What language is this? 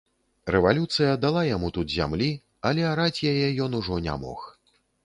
Belarusian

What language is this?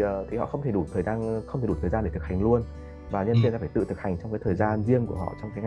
Vietnamese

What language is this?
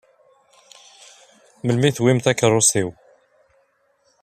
Kabyle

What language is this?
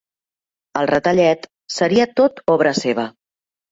Catalan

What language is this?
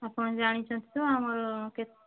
Odia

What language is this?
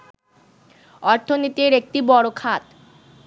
Bangla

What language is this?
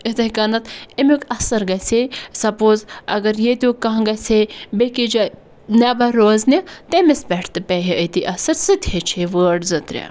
Kashmiri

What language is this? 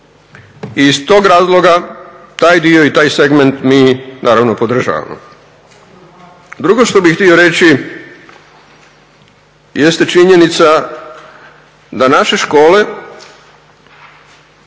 Croatian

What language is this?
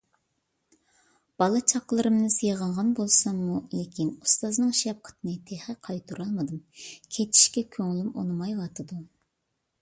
Uyghur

